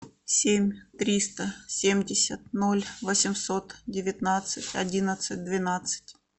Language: Russian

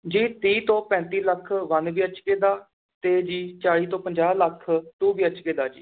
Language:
Punjabi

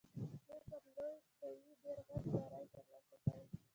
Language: Pashto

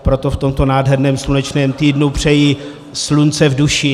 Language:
Czech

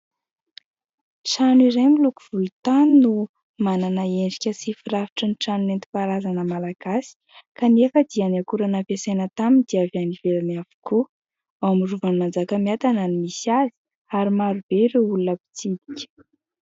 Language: Malagasy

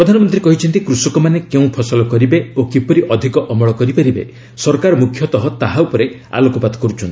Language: Odia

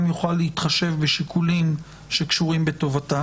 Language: Hebrew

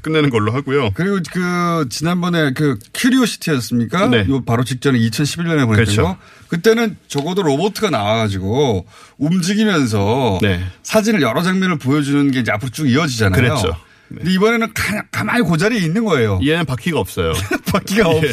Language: Korean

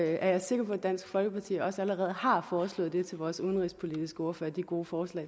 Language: Danish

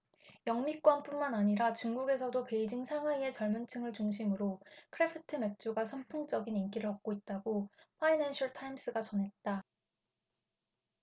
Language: Korean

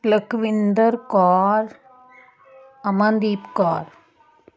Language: Punjabi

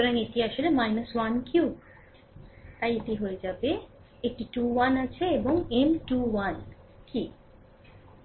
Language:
Bangla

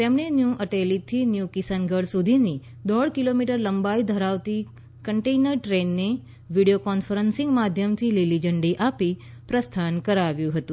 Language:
Gujarati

